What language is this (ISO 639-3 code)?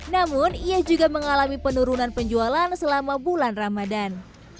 ind